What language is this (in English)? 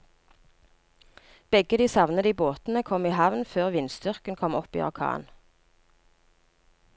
Norwegian